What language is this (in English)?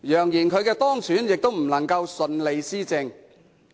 Cantonese